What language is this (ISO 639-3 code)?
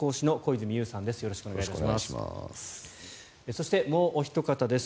jpn